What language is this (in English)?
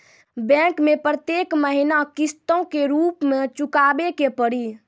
Maithili